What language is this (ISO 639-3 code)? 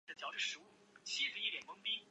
zho